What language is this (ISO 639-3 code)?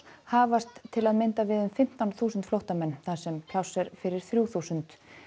isl